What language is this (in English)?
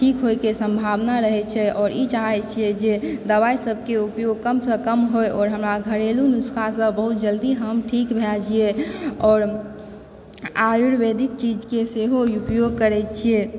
Maithili